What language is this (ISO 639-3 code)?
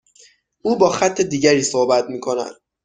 fas